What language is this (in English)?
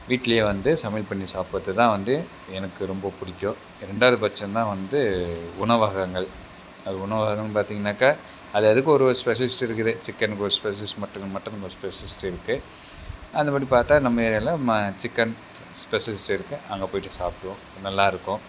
Tamil